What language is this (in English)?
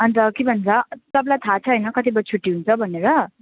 Nepali